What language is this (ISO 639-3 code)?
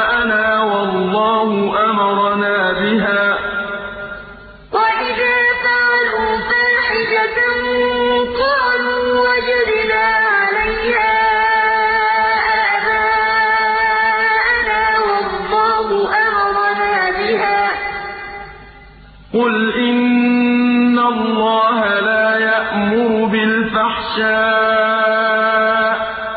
ara